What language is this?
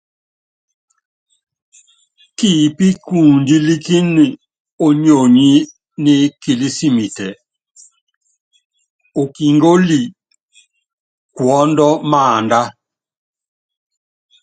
Yangben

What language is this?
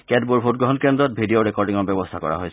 Assamese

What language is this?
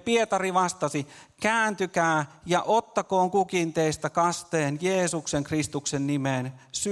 Finnish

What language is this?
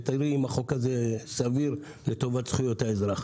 Hebrew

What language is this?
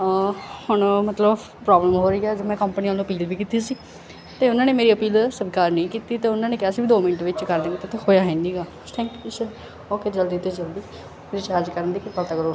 Punjabi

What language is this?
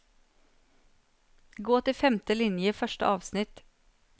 Norwegian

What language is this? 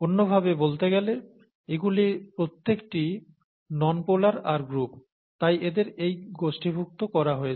Bangla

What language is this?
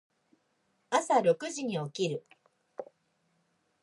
Japanese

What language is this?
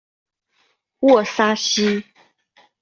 Chinese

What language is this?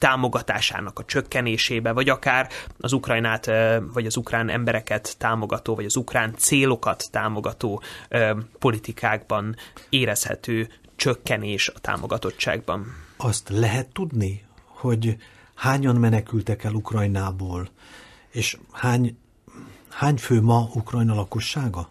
Hungarian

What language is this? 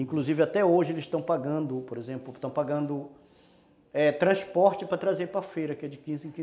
Portuguese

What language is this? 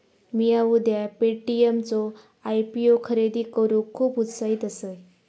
Marathi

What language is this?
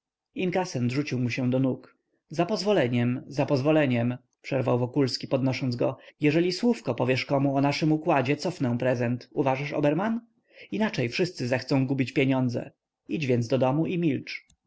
Polish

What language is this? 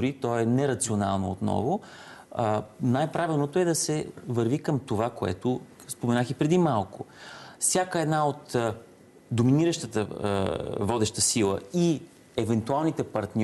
Bulgarian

